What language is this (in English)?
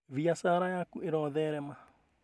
Kikuyu